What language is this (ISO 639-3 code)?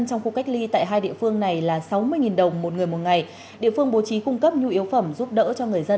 vie